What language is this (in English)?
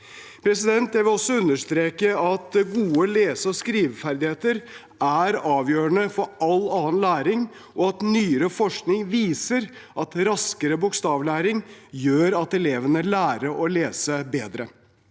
Norwegian